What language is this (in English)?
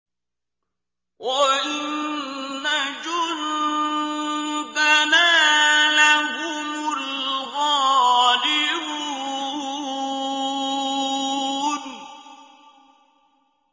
Arabic